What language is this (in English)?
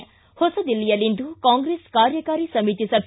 Kannada